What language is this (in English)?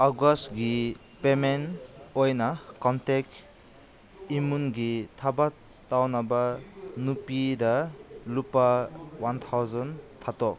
Manipuri